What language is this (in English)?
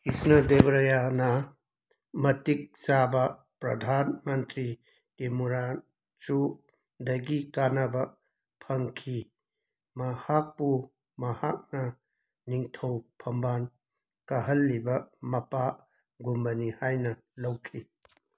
Manipuri